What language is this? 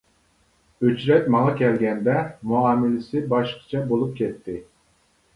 Uyghur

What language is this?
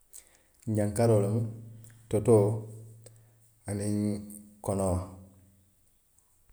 Western Maninkakan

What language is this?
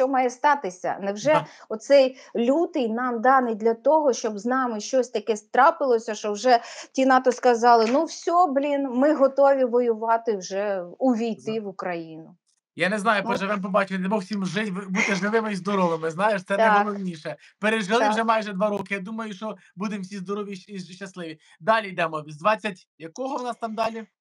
Ukrainian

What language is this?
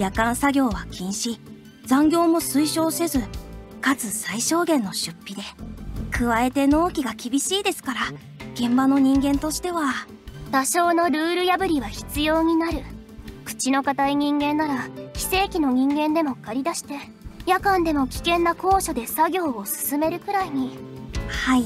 Japanese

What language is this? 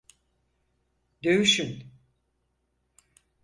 Turkish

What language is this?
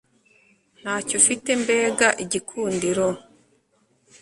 Kinyarwanda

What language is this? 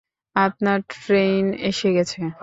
Bangla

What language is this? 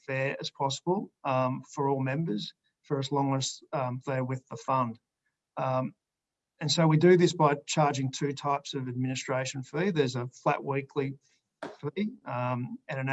English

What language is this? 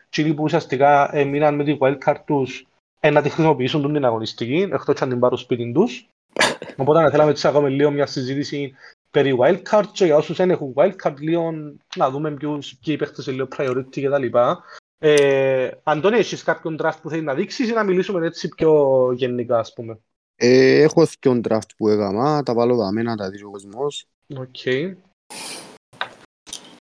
Greek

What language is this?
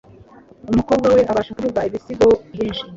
Kinyarwanda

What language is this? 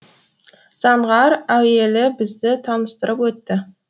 Kazakh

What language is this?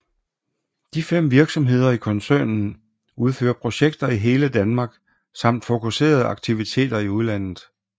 Danish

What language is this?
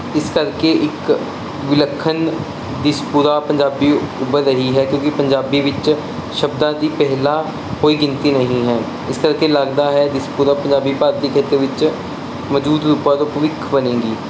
Punjabi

